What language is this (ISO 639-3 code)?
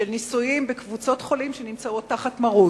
heb